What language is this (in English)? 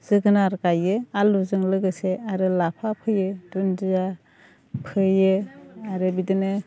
Bodo